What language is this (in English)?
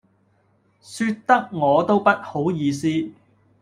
Cantonese